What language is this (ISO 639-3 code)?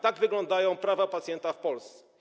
pol